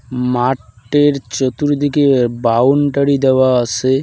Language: Bangla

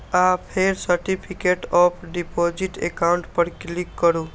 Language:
Maithili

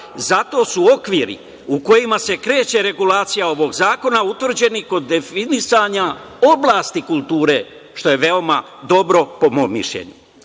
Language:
Serbian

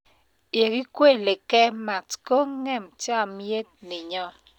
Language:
Kalenjin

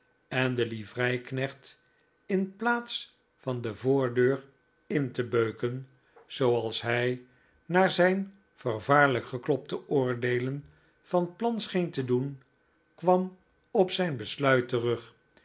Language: Dutch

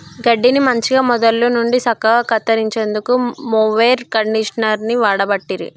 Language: Telugu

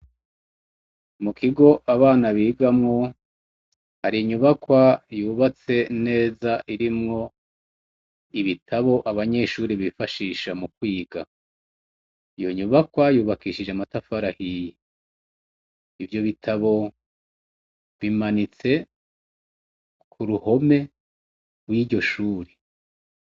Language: Rundi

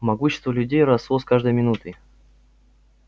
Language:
Russian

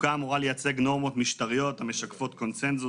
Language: Hebrew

